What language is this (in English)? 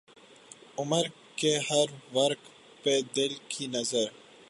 Urdu